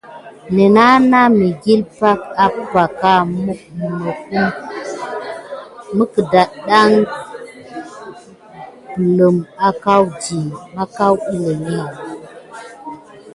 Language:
Gidar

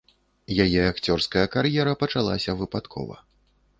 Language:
Belarusian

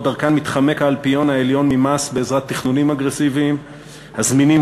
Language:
Hebrew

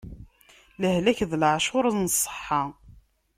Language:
Kabyle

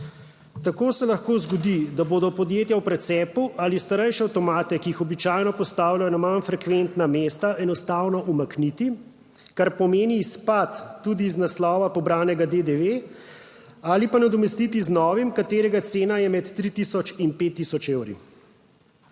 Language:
Slovenian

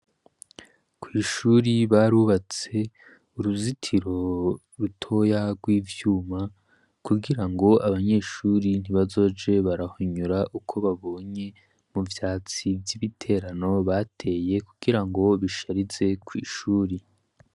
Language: Rundi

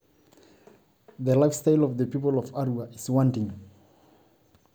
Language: Masai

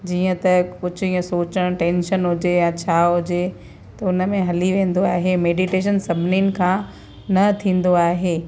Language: Sindhi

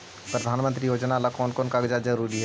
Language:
Magahi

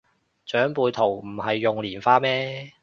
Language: Cantonese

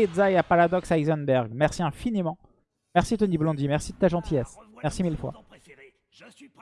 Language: French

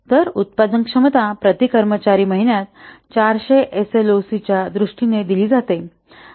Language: Marathi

